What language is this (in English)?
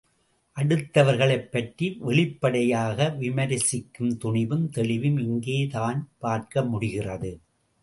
Tamil